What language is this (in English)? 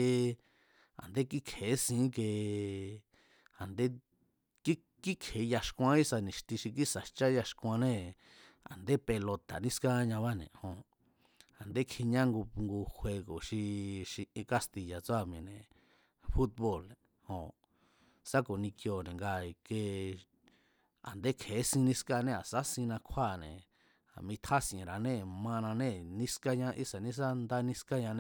Mazatlán Mazatec